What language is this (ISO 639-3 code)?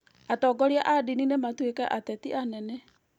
kik